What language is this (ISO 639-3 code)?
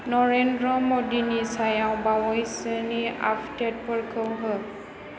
brx